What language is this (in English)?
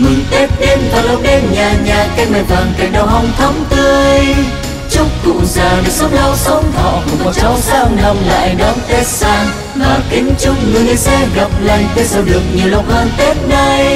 Vietnamese